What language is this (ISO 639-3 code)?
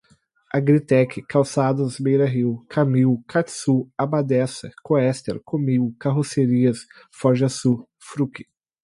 por